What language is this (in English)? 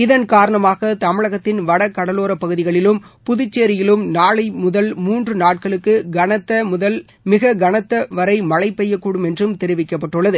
Tamil